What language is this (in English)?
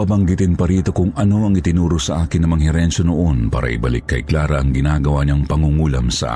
Filipino